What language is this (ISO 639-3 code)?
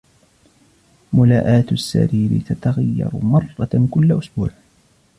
ara